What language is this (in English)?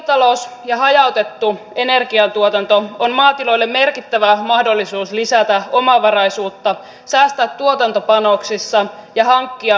Finnish